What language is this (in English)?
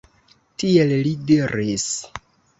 Esperanto